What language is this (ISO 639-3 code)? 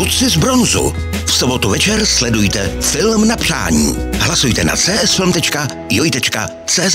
ces